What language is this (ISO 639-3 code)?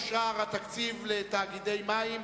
heb